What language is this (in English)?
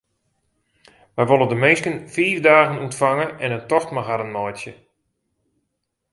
Western Frisian